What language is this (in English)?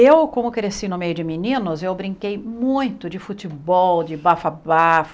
Portuguese